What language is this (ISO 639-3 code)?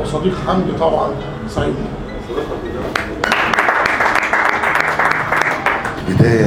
ara